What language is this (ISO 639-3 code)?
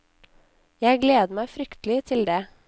nor